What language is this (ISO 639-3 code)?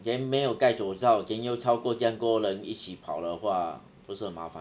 eng